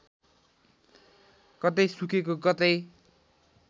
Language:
Nepali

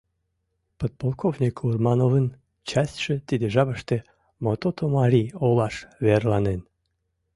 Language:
Mari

